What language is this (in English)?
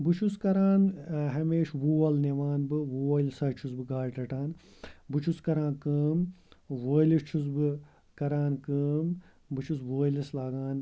Kashmiri